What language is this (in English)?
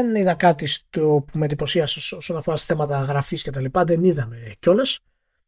Greek